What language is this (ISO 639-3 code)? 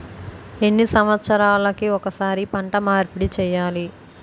tel